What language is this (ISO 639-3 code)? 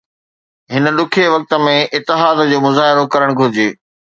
snd